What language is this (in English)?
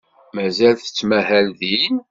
Kabyle